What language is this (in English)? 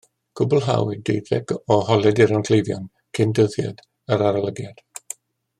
Welsh